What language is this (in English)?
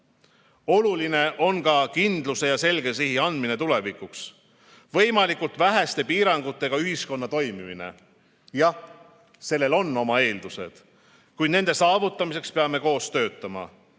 Estonian